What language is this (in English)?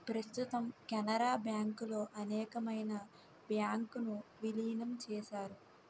Telugu